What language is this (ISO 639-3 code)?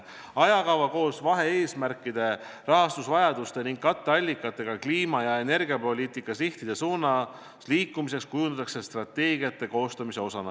est